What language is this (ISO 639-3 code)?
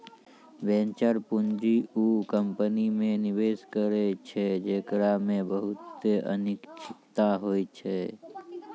mai